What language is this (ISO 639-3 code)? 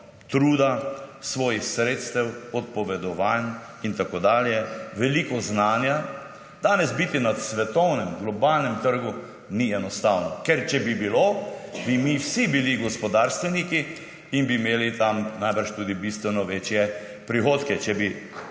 slv